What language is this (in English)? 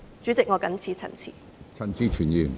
Cantonese